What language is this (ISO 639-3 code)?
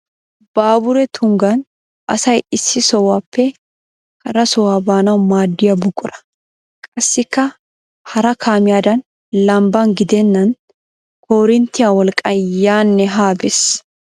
wal